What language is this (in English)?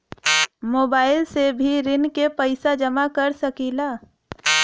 Bhojpuri